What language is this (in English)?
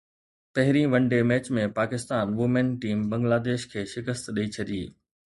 Sindhi